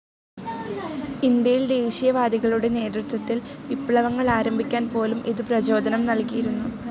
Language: Malayalam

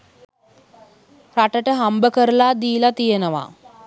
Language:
Sinhala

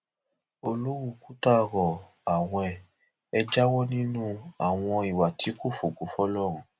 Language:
Yoruba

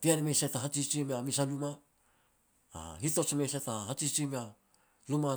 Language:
Petats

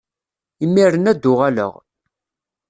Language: Kabyle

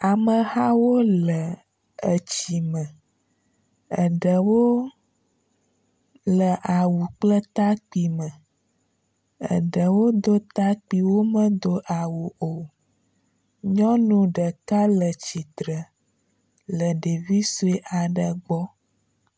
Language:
Ewe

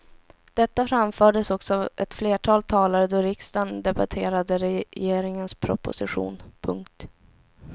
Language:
Swedish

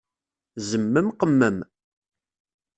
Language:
Kabyle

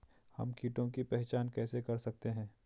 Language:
Hindi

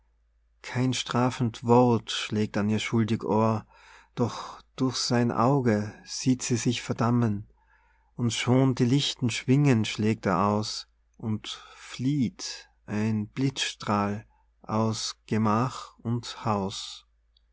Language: German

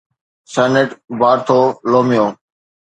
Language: Sindhi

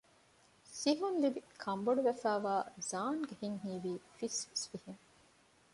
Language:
Divehi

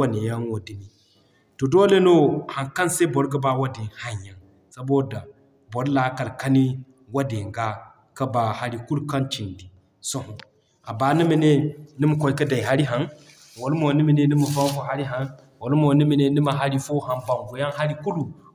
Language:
Zarma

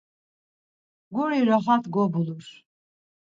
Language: Laz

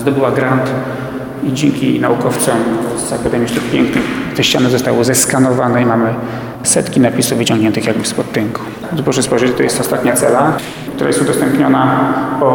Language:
Polish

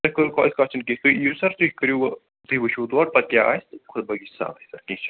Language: Kashmiri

